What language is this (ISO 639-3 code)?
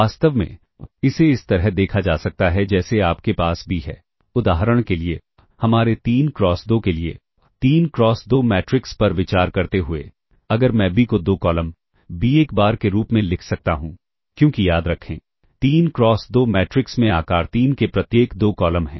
hin